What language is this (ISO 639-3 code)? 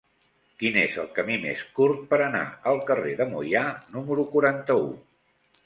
cat